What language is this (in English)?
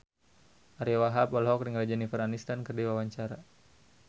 Sundanese